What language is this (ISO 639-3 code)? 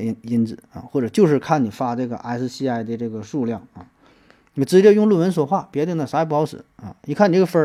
zho